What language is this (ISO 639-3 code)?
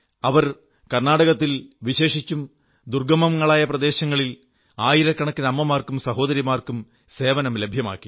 mal